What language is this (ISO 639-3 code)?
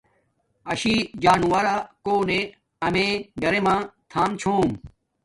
dmk